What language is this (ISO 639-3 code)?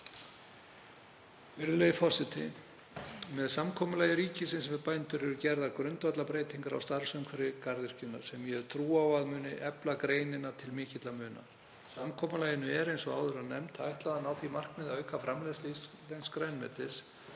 isl